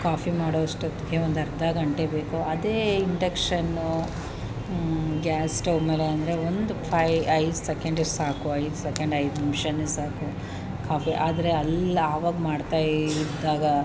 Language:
Kannada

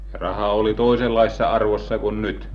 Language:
Finnish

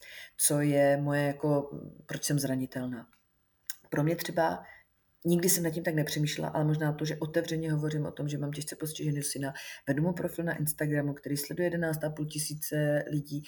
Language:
Czech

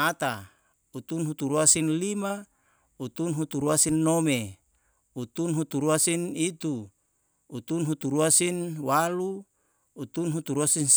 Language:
Yalahatan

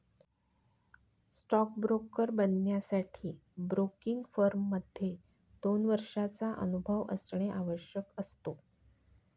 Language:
Marathi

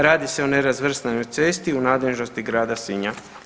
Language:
Croatian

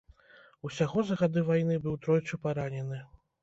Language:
Belarusian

